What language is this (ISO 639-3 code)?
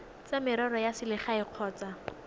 tsn